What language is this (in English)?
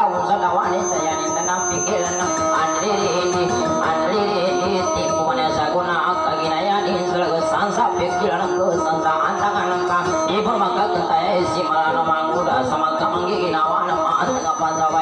Thai